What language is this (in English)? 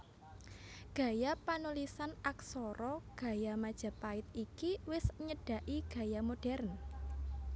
Javanese